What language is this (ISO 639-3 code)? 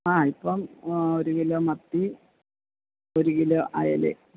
mal